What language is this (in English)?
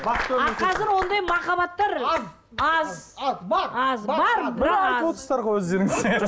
Kazakh